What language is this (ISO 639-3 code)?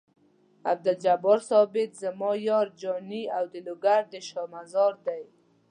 pus